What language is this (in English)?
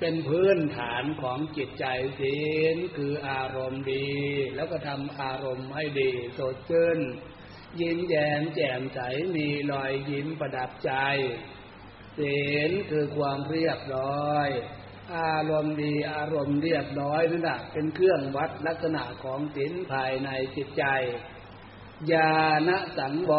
Thai